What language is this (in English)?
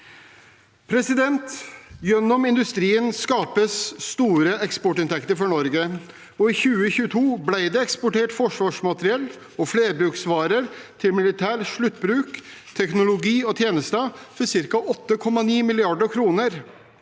Norwegian